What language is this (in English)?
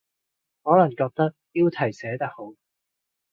Cantonese